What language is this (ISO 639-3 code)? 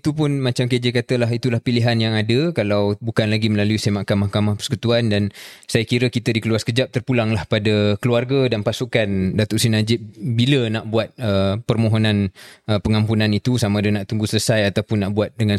msa